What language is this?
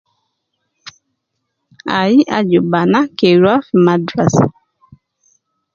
Nubi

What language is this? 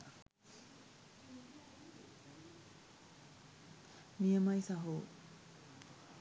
Sinhala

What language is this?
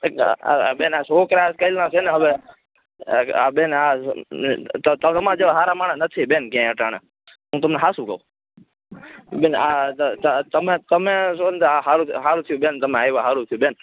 Gujarati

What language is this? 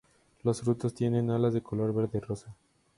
Spanish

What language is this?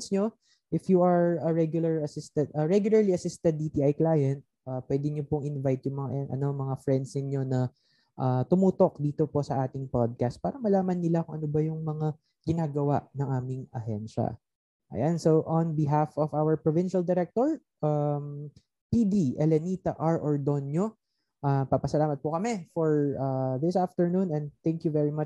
Filipino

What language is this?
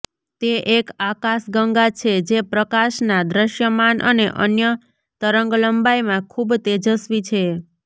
Gujarati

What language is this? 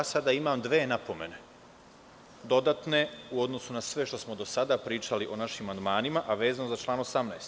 Serbian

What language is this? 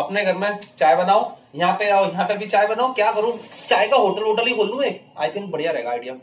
Hindi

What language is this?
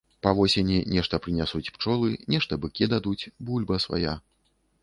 Belarusian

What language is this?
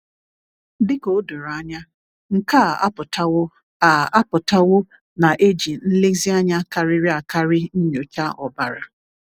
Igbo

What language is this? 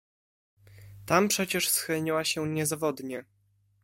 Polish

